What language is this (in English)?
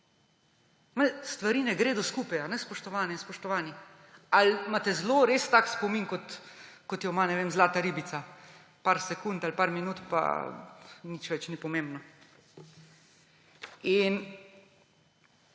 Slovenian